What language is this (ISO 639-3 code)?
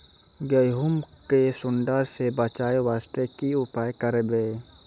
mai